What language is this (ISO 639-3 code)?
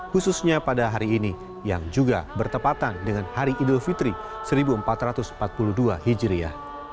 ind